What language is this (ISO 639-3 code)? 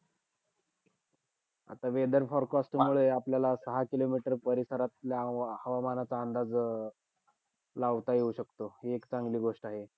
mar